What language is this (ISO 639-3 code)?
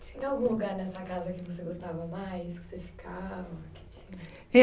por